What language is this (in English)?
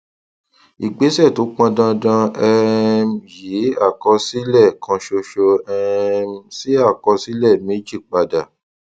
Yoruba